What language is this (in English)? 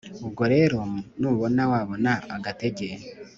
Kinyarwanda